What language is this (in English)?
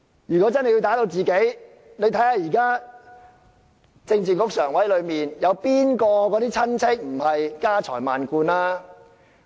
Cantonese